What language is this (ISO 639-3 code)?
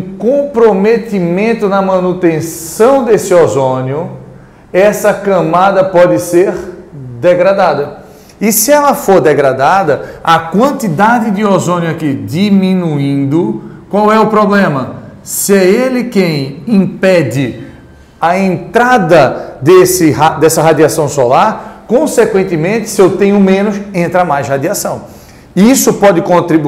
por